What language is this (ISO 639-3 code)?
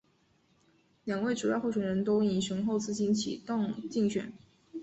zho